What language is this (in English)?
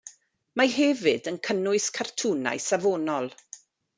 Welsh